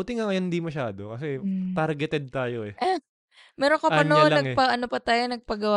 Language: Filipino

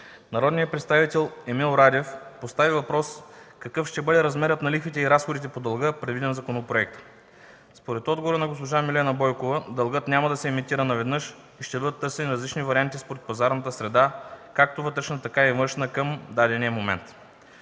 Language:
Bulgarian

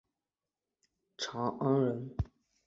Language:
Chinese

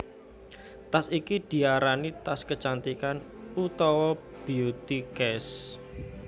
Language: Javanese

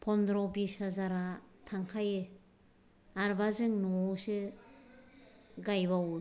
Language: Bodo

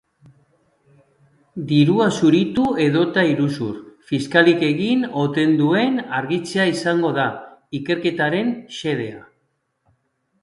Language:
Basque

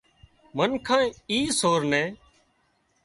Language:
Wadiyara Koli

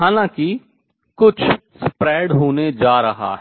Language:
Hindi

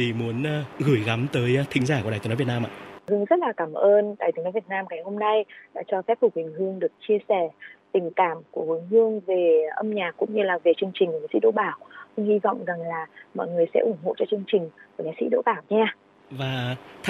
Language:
Vietnamese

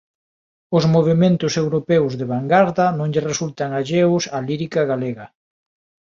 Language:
Galician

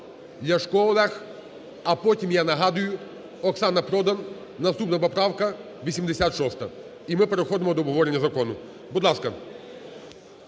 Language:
Ukrainian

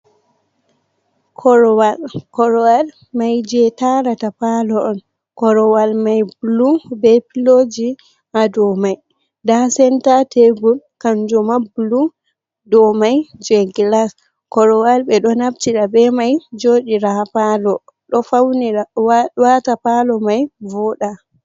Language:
Fula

